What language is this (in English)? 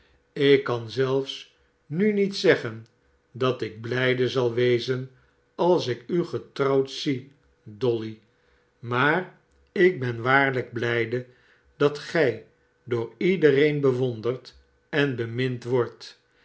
Dutch